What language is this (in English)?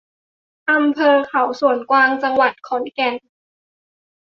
Thai